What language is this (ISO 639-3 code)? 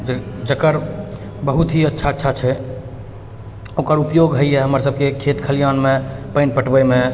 mai